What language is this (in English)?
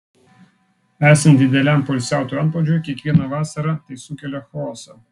Lithuanian